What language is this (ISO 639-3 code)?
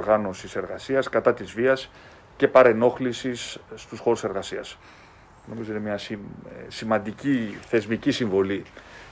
ell